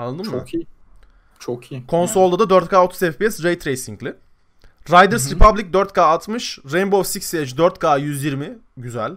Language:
Turkish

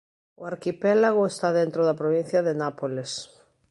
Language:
Galician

